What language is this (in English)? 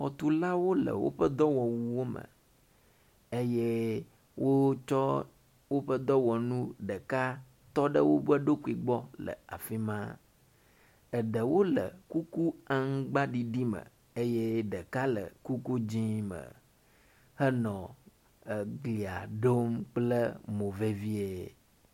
Ewe